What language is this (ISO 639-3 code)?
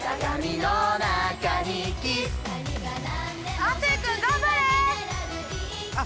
jpn